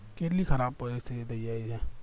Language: Gujarati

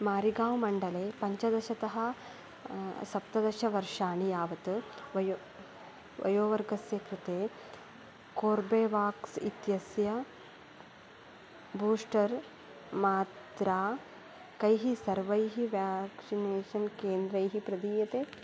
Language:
Sanskrit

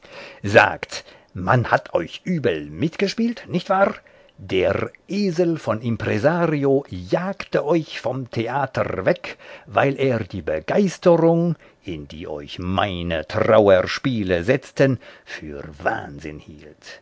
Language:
German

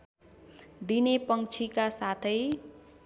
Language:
Nepali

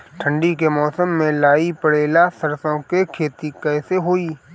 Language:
Bhojpuri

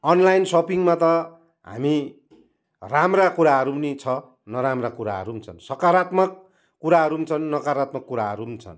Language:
Nepali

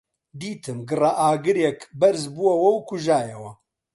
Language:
Central Kurdish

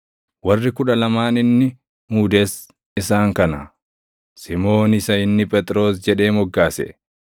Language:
Oromo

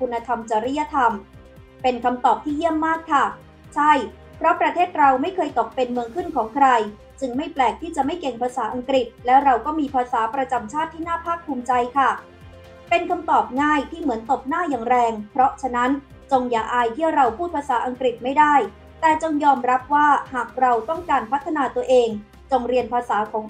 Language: Thai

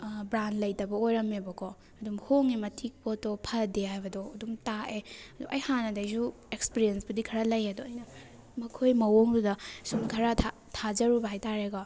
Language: Manipuri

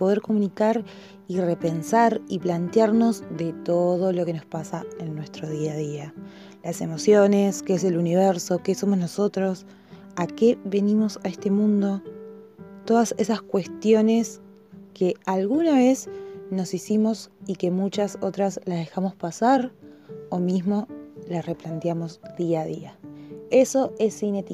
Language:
Spanish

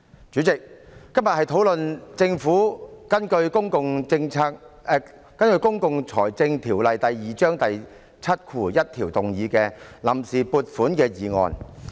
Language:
Cantonese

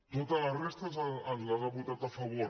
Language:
Catalan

